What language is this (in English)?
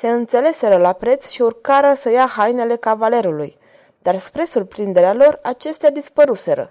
Romanian